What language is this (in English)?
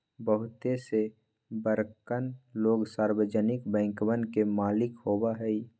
Magahi